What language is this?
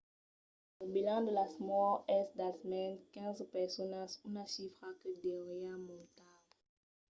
Occitan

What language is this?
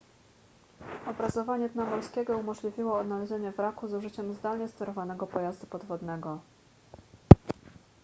Polish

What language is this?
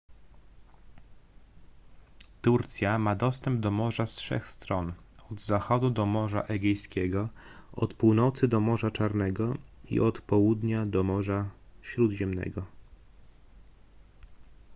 Polish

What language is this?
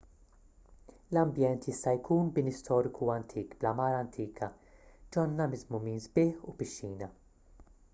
Maltese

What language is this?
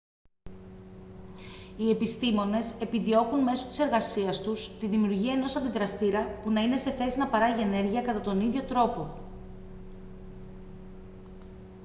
Greek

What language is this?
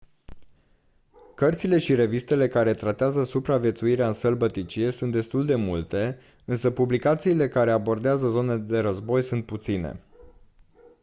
Romanian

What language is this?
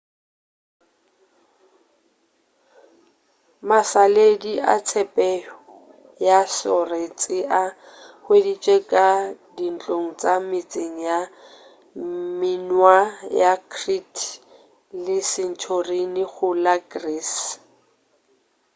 Northern Sotho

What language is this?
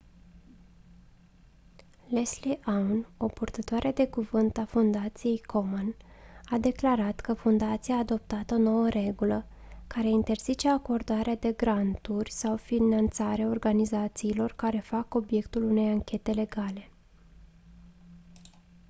Romanian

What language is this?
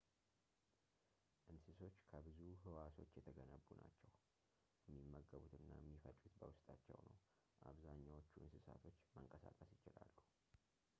Amharic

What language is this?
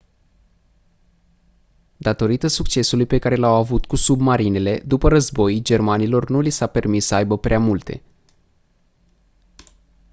Romanian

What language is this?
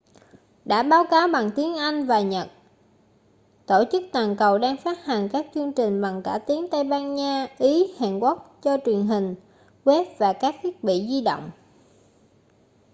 Vietnamese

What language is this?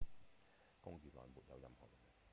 Cantonese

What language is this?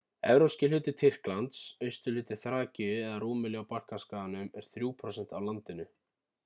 Icelandic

